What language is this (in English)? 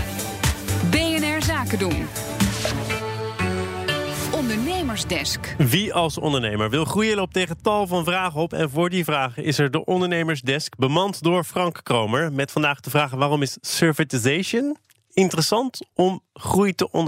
Dutch